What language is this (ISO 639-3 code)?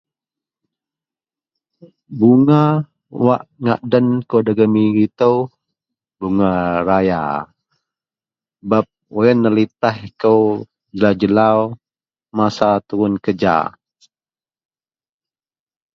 mel